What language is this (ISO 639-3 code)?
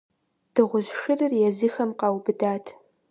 kbd